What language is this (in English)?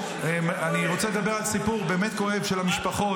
Hebrew